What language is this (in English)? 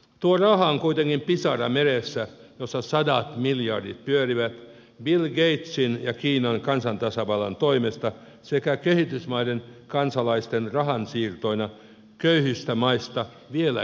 Finnish